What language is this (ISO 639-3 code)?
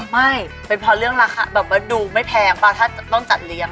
tha